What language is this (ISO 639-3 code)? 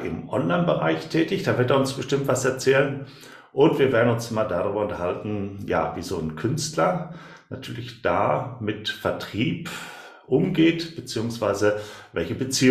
deu